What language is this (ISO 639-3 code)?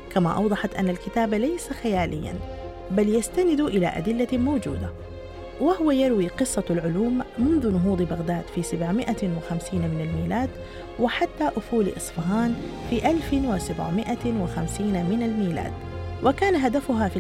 ara